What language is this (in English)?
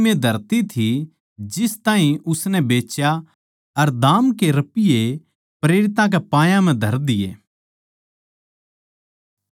Haryanvi